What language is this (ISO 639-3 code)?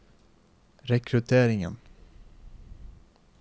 nor